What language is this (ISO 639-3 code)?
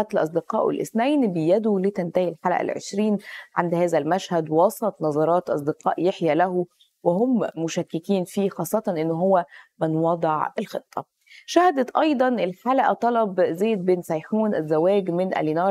ara